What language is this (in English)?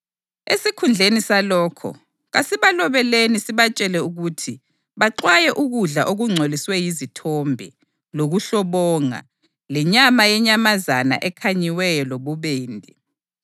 North Ndebele